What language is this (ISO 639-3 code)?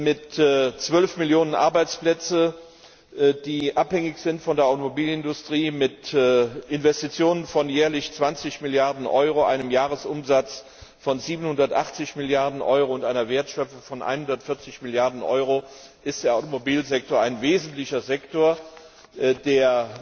deu